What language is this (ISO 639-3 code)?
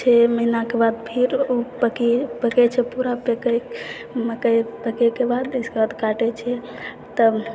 mai